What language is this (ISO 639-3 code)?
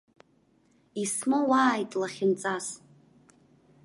abk